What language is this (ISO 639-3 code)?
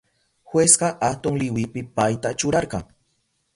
qup